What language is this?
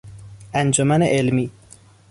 Persian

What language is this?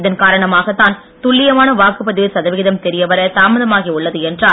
Tamil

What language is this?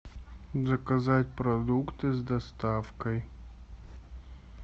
Russian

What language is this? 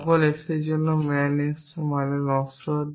Bangla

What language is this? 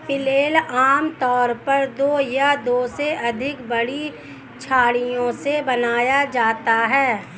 Hindi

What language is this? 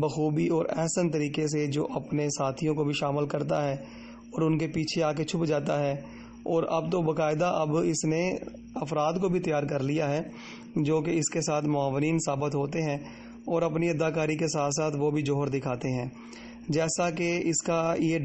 Arabic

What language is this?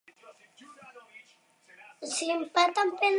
Basque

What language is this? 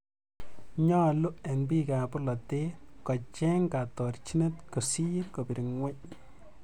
Kalenjin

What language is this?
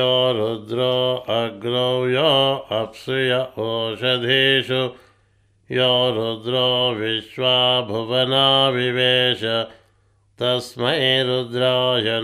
Telugu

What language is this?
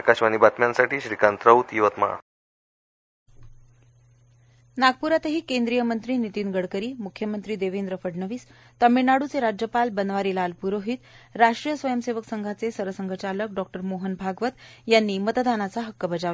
Marathi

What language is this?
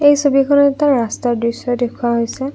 Assamese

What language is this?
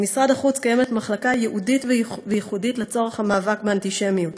Hebrew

